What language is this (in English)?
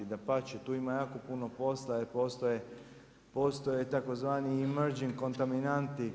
Croatian